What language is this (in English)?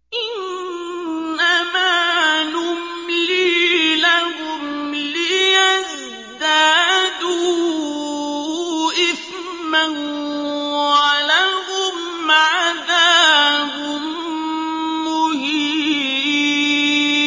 Arabic